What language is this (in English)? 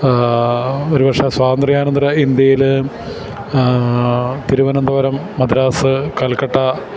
Malayalam